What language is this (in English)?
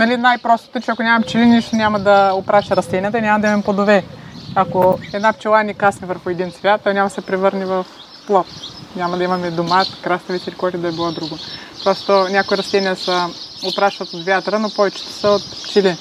Bulgarian